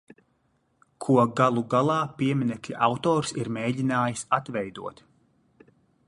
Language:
Latvian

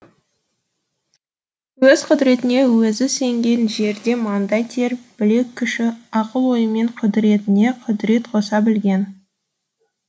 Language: Kazakh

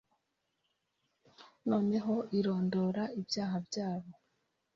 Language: Kinyarwanda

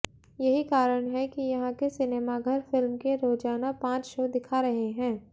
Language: Hindi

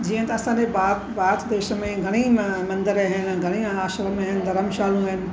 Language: Sindhi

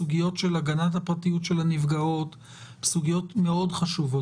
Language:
Hebrew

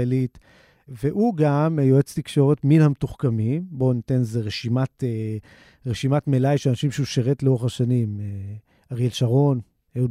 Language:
Hebrew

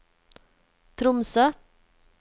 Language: Norwegian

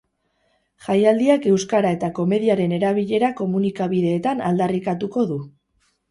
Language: Basque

